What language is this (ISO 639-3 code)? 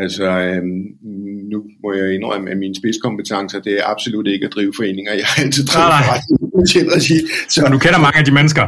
dan